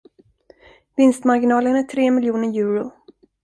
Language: Swedish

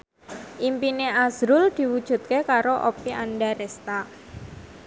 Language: Javanese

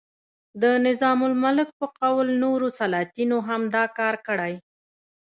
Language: Pashto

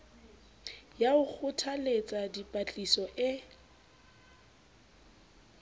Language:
Southern Sotho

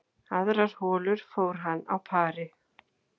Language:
Icelandic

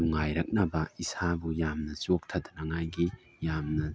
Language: Manipuri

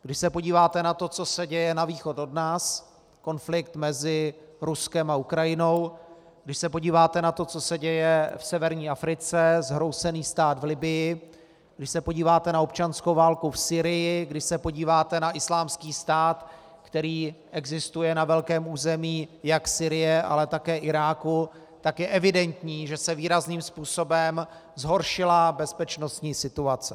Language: Czech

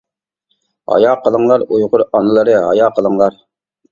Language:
Uyghur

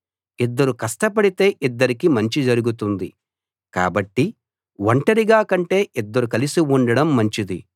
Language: Telugu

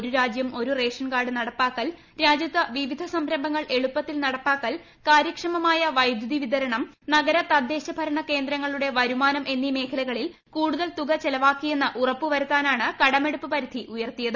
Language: Malayalam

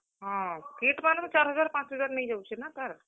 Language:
Odia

